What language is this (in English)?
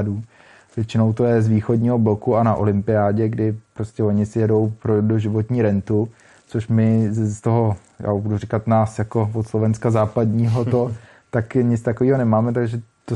Czech